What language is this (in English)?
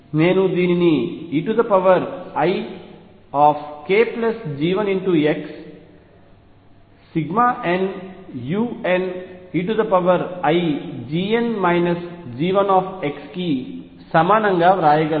Telugu